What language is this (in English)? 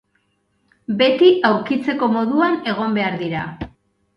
Basque